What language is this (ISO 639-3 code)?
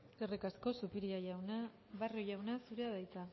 eus